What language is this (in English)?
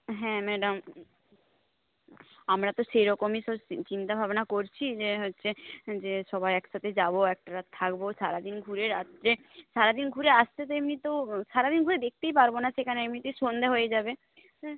Bangla